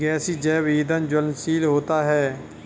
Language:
Hindi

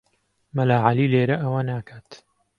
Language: Central Kurdish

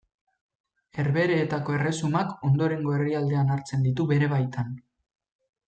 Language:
Basque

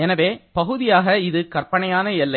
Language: Tamil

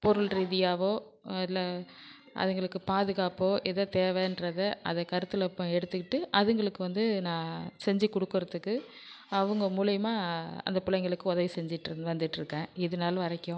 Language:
Tamil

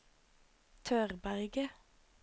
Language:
Norwegian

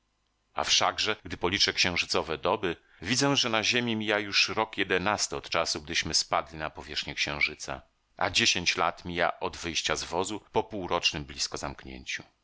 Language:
Polish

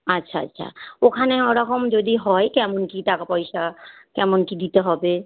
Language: Bangla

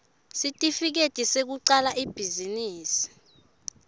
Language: Swati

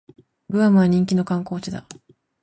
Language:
Japanese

